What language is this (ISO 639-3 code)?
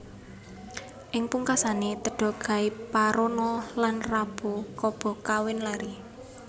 jav